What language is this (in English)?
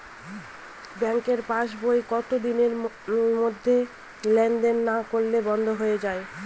Bangla